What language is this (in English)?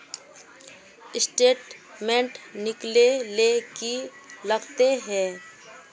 Magahi